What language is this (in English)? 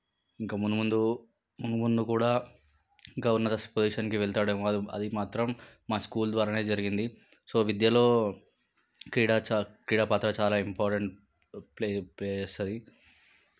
Telugu